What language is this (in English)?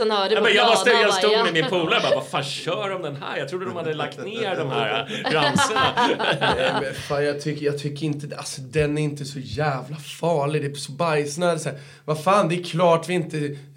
Swedish